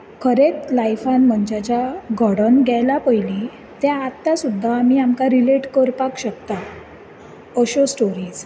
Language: Konkani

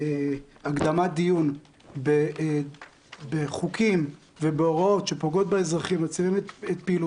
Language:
Hebrew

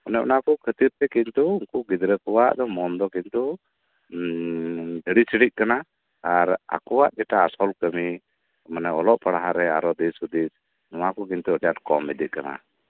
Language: Santali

